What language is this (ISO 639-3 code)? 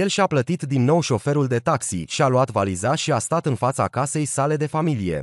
ron